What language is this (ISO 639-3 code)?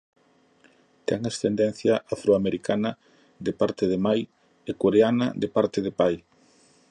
glg